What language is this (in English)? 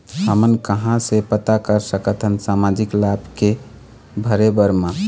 Chhattisgarhi